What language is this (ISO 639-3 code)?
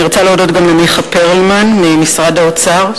heb